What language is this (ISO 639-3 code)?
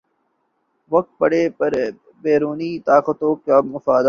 urd